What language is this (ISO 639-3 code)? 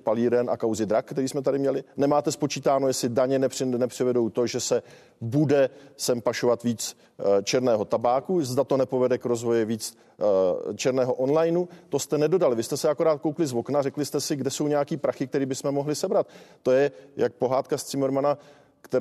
ces